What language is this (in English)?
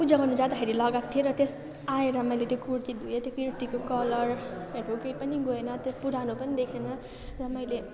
Nepali